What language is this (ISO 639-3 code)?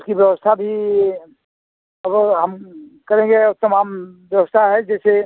hin